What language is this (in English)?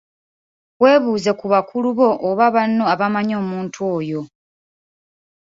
Ganda